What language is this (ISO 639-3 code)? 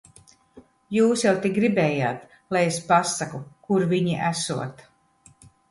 lav